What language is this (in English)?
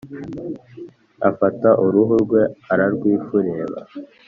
Kinyarwanda